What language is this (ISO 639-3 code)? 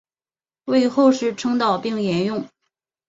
zho